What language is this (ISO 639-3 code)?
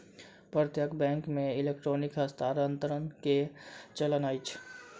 mai